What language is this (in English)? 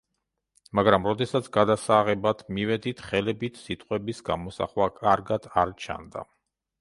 Georgian